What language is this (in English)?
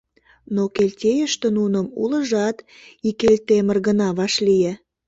Mari